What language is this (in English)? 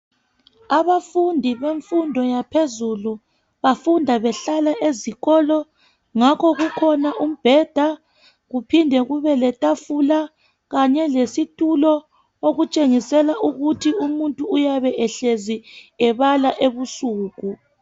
North Ndebele